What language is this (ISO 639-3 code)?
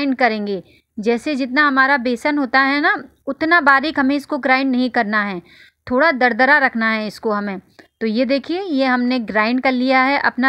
hin